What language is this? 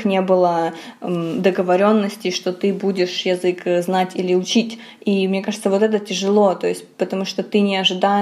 Russian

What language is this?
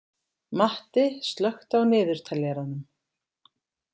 Icelandic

